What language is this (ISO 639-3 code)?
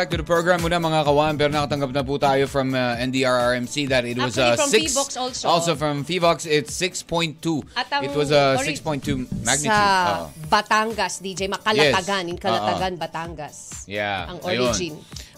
fil